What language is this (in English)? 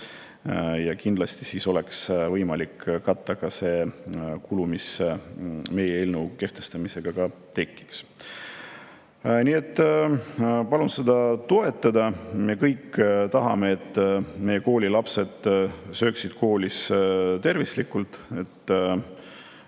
Estonian